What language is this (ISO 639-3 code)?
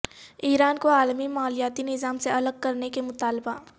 urd